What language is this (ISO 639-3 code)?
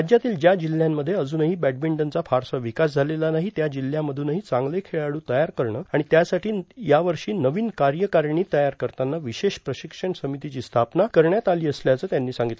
mar